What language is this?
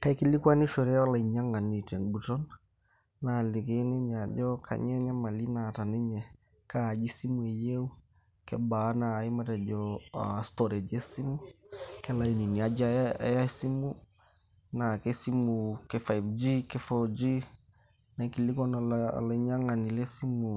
Masai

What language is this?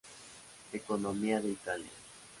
Spanish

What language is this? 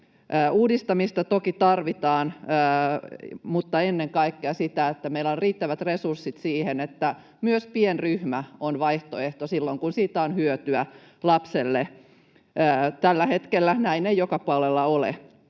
Finnish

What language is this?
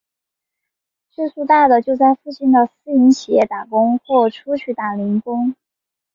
Chinese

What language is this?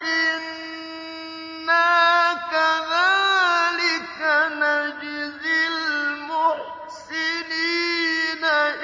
Arabic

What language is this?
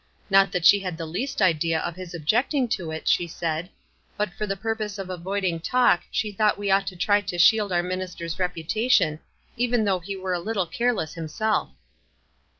English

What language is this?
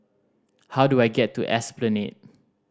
English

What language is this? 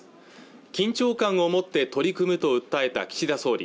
Japanese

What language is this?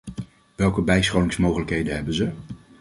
Dutch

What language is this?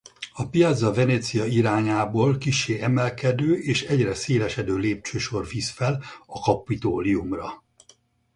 Hungarian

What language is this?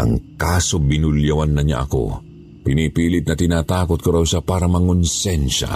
Filipino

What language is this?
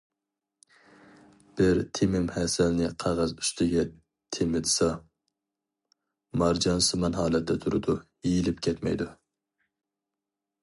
Uyghur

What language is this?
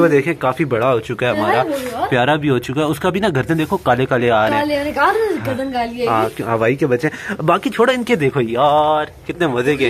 Hindi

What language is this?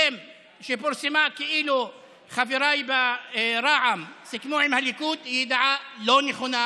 Hebrew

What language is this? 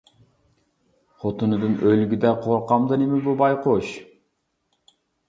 Uyghur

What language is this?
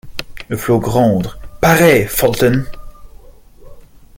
French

